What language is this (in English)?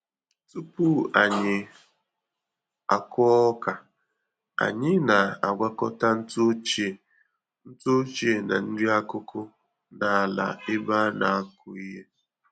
Igbo